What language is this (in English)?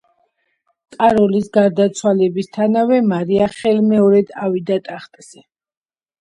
Georgian